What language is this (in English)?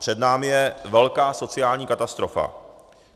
Czech